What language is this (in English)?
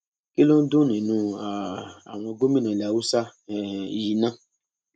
Yoruba